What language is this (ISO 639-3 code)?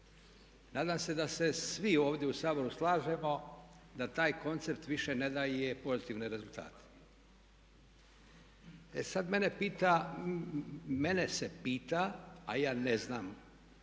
hrv